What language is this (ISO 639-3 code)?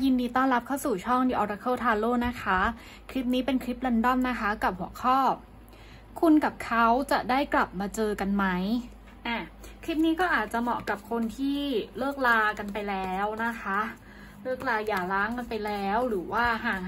tha